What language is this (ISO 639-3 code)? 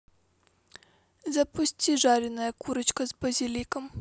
rus